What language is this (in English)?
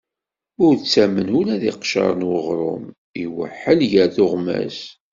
Kabyle